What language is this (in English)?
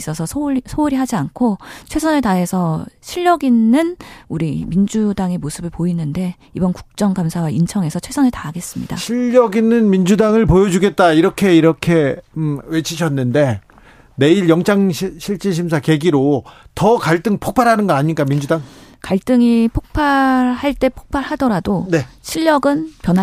Korean